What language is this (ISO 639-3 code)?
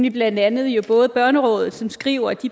dan